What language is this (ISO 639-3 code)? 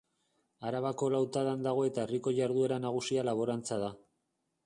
eus